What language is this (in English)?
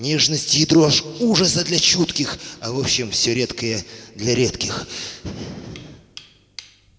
Russian